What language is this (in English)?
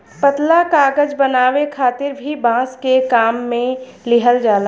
Bhojpuri